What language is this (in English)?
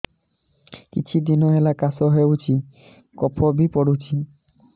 Odia